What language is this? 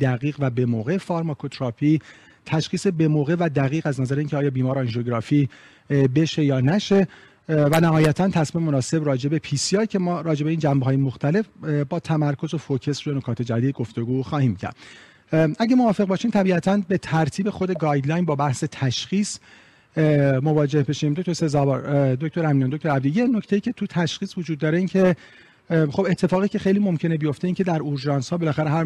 Persian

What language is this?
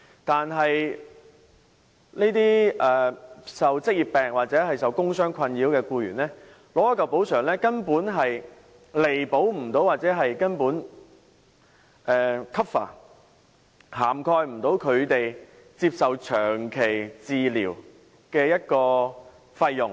Cantonese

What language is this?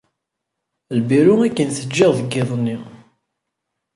Kabyle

